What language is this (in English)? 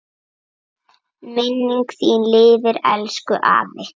Icelandic